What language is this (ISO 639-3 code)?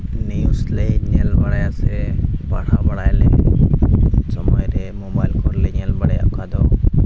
sat